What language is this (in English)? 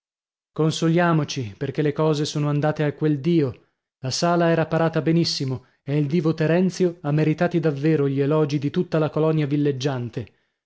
Italian